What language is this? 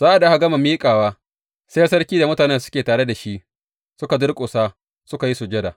Hausa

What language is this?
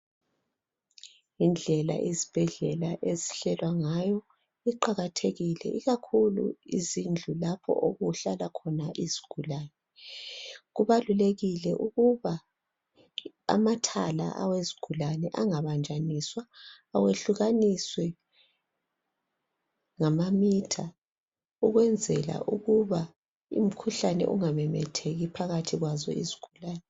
North Ndebele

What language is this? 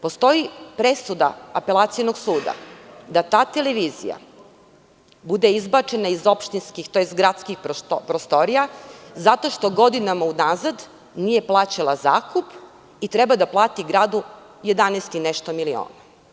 Serbian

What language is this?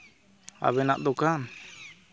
Santali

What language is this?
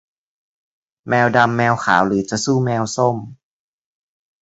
Thai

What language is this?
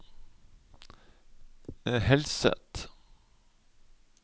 Norwegian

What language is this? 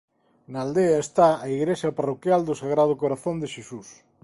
Galician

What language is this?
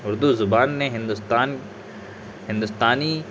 Urdu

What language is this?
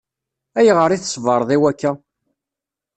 Kabyle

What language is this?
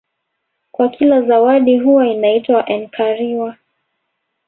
Swahili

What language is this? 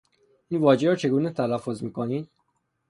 Persian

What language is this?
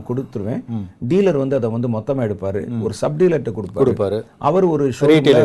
Tamil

